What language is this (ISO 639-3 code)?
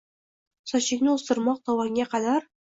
uzb